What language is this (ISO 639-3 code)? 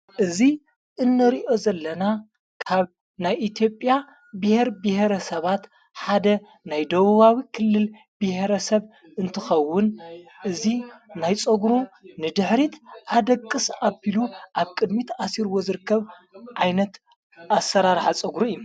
tir